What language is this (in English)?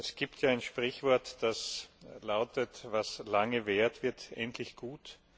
German